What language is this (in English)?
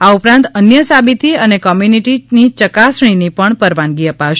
Gujarati